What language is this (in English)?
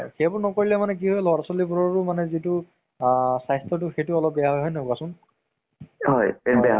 Assamese